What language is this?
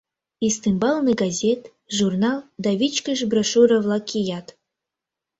Mari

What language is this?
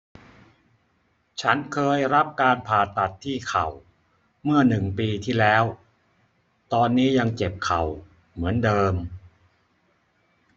Thai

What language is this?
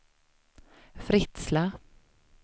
Swedish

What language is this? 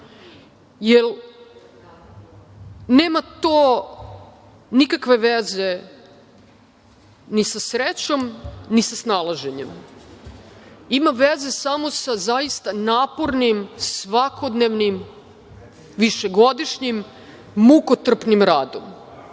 Serbian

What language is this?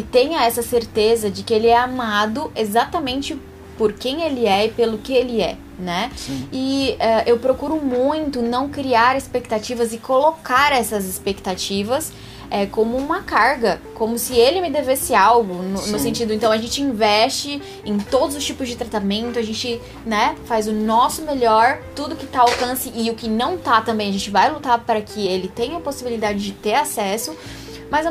Portuguese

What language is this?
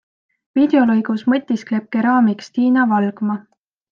Estonian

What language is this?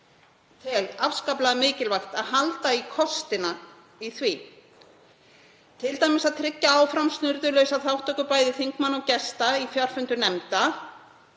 Icelandic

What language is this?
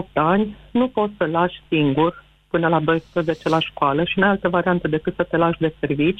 Romanian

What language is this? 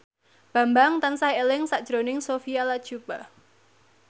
Javanese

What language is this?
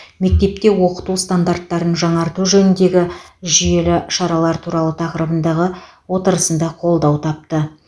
Kazakh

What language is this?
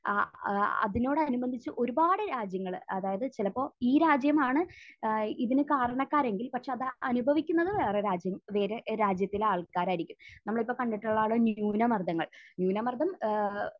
Malayalam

